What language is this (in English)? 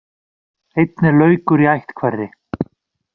Icelandic